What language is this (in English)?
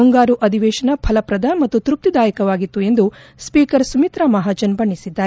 Kannada